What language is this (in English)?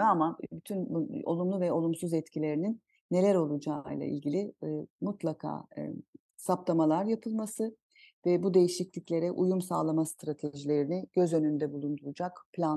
Turkish